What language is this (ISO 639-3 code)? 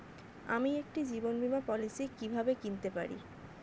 ben